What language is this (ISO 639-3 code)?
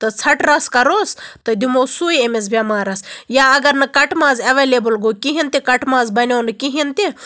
kas